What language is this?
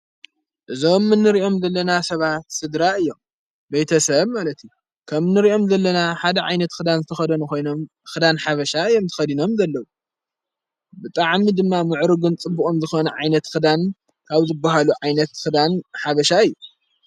Tigrinya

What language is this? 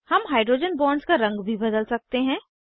Hindi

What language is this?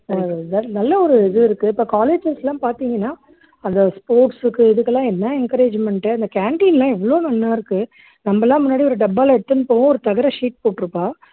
Tamil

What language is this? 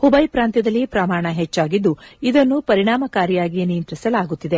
Kannada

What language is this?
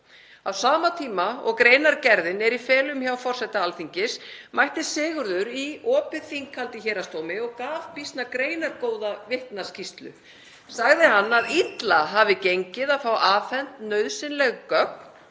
Icelandic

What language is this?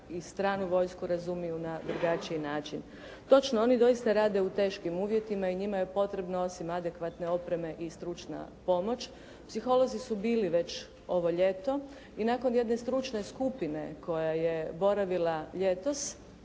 Croatian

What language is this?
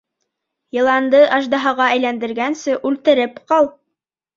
Bashkir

